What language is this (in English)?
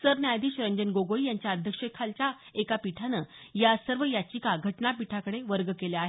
Marathi